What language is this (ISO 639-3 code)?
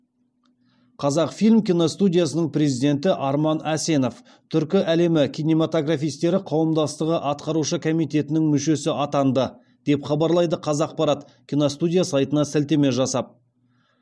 kaz